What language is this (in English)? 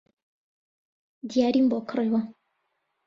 Central Kurdish